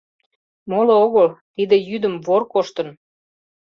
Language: Mari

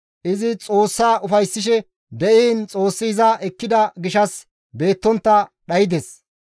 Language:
Gamo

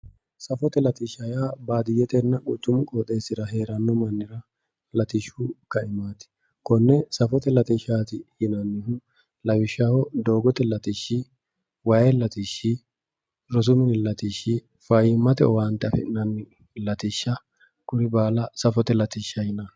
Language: Sidamo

